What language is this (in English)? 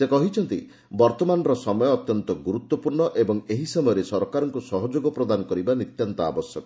Odia